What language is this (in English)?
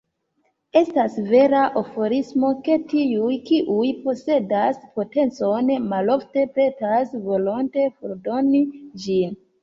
Esperanto